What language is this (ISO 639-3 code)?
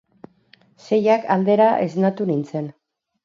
eus